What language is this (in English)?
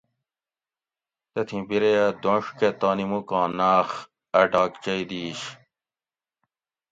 Gawri